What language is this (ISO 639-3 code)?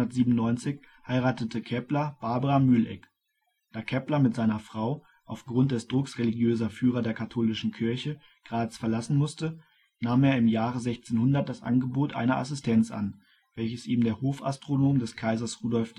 deu